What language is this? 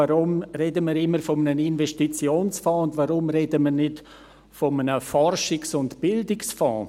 Swiss German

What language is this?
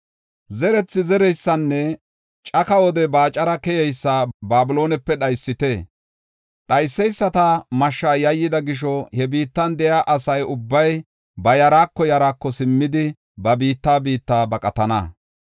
Gofa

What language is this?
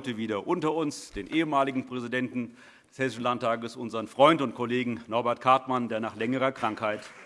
German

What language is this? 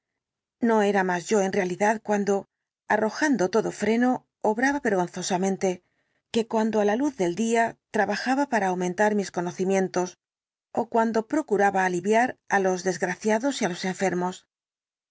Spanish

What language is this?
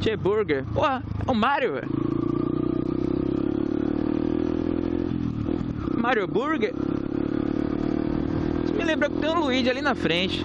Portuguese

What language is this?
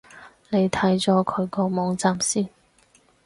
Cantonese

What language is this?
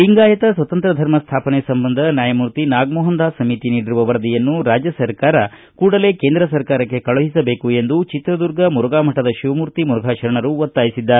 Kannada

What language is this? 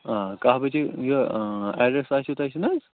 Kashmiri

